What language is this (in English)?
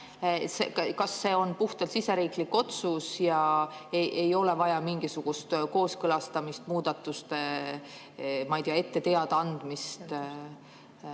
Estonian